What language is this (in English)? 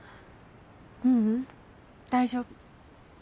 Japanese